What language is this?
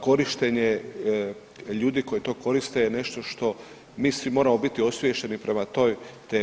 Croatian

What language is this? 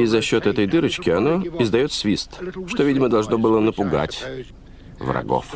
Russian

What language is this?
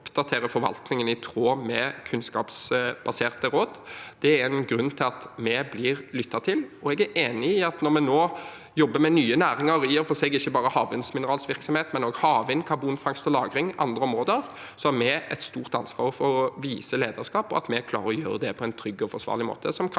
Norwegian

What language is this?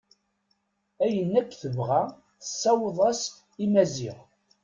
Kabyle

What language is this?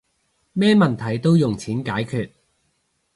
Cantonese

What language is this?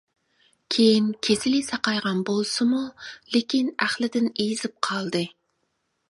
Uyghur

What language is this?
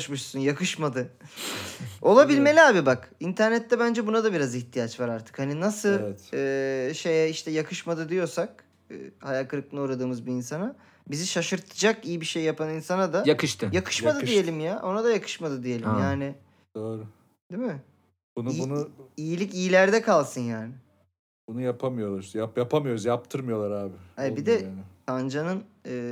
Turkish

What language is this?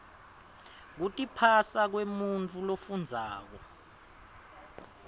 Swati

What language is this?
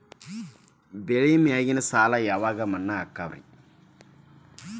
Kannada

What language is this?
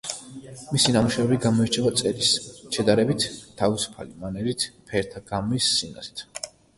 Georgian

